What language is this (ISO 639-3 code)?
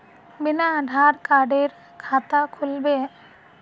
mag